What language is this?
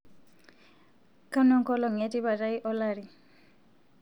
Masai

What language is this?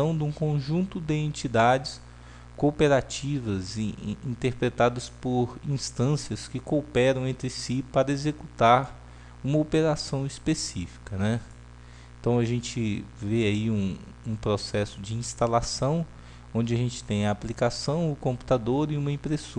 Portuguese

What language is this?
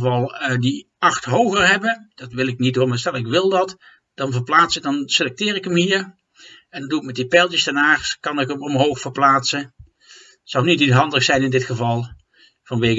Dutch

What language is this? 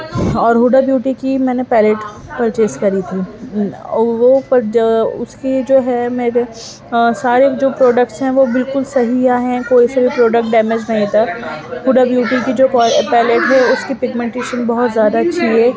Urdu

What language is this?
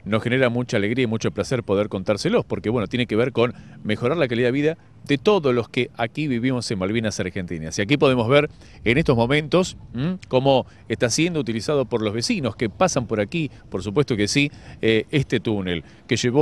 Spanish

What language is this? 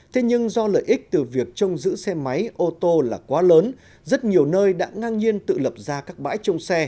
Vietnamese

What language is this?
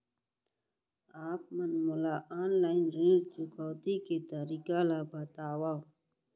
Chhattisgarhi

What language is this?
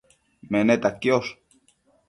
Matsés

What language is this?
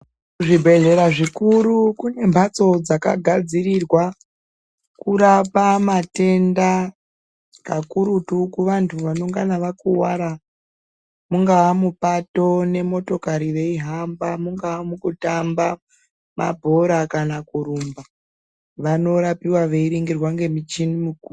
Ndau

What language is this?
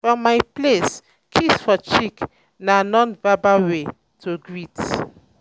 Nigerian Pidgin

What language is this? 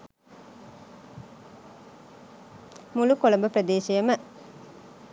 Sinhala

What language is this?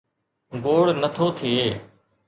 Sindhi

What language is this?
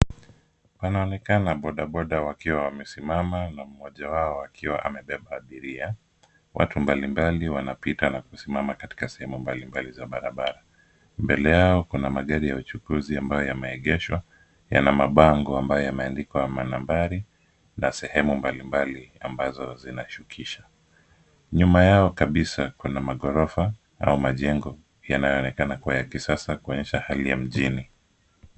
Swahili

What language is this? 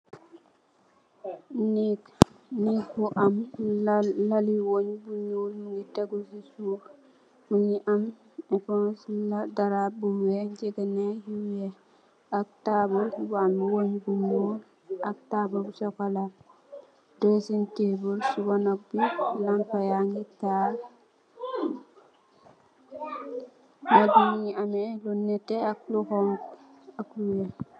Wolof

